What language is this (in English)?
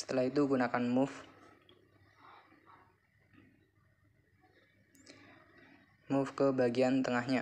Indonesian